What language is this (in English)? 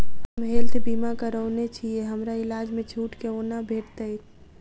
Maithili